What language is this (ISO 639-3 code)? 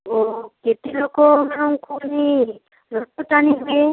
ori